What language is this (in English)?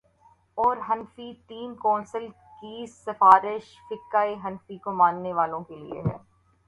Urdu